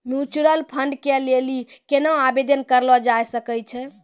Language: Maithili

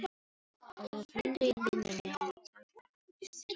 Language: Icelandic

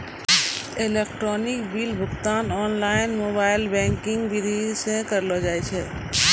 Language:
Maithili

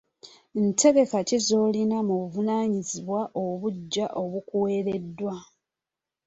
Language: Ganda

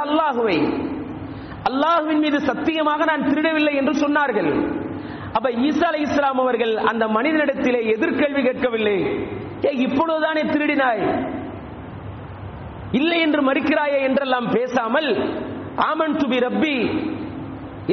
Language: Tamil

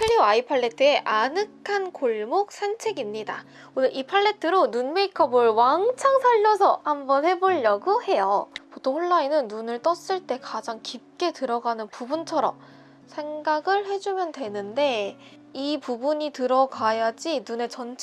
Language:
Korean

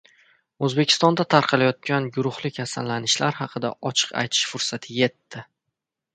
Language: Uzbek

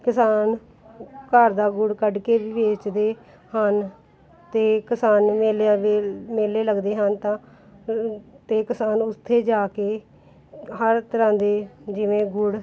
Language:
Punjabi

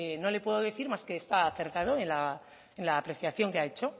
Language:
Spanish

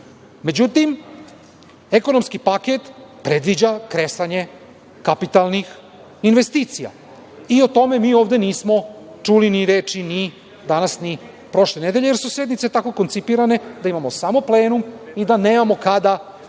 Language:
Serbian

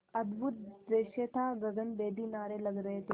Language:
Hindi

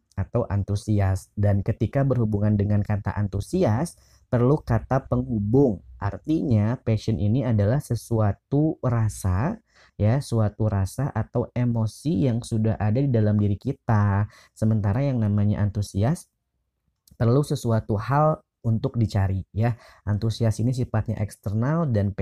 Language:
Indonesian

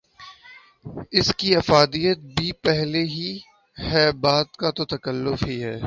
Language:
Urdu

